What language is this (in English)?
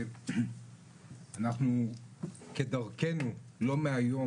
Hebrew